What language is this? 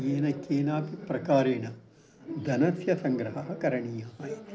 Sanskrit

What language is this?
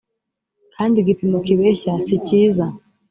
Kinyarwanda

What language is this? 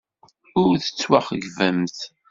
Kabyle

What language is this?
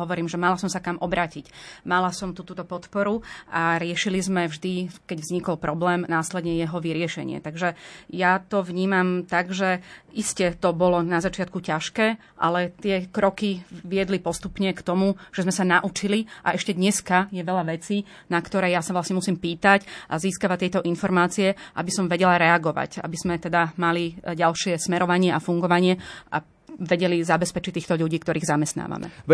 Slovak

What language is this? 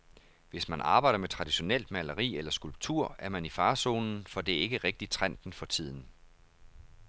Danish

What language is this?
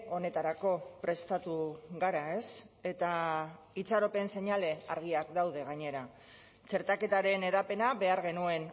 Basque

